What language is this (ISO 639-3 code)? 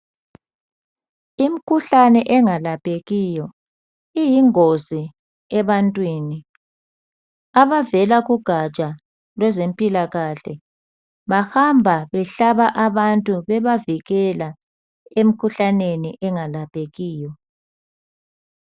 nde